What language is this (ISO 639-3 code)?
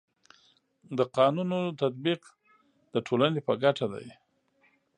pus